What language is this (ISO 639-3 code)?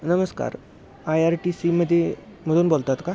mar